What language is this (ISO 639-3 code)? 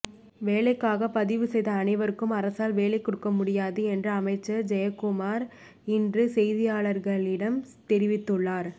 tam